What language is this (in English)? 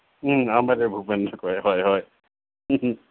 Assamese